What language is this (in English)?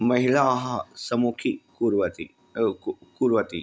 Sanskrit